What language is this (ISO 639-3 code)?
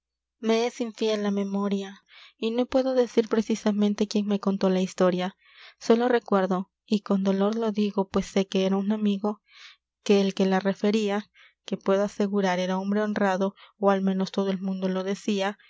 spa